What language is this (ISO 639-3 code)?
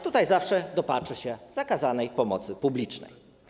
pol